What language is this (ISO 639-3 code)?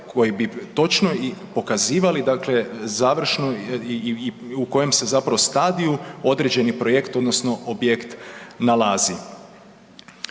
hrv